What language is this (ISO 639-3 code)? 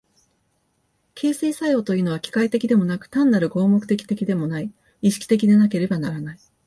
jpn